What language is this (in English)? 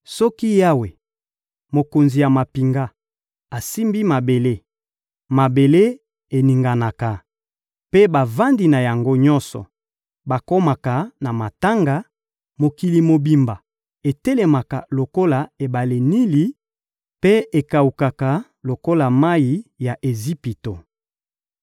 Lingala